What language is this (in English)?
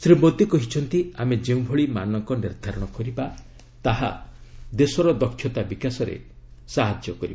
Odia